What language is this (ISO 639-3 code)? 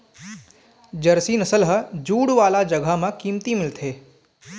hne